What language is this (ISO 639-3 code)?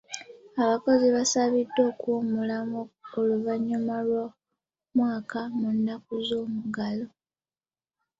lug